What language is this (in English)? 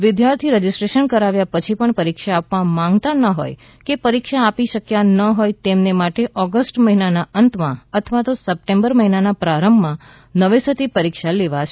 Gujarati